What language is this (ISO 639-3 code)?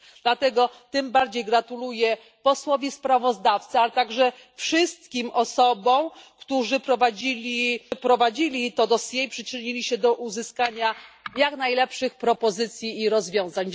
pol